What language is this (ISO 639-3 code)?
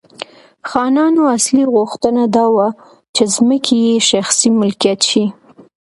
pus